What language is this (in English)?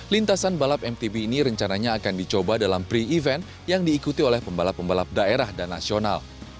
Indonesian